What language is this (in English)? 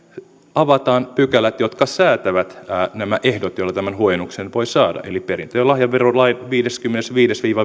Finnish